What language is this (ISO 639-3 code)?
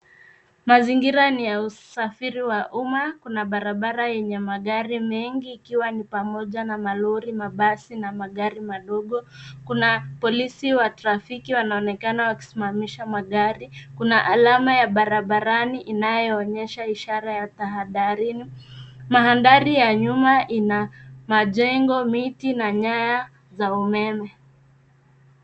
swa